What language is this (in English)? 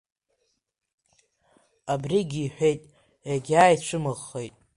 Abkhazian